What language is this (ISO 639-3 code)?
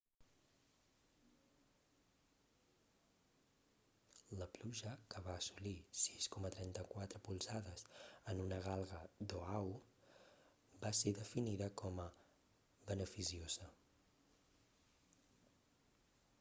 cat